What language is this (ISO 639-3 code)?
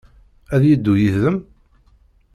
kab